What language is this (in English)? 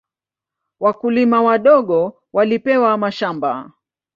Swahili